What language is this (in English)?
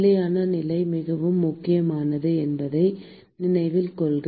Tamil